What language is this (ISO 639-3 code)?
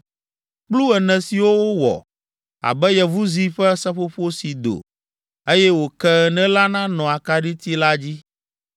ewe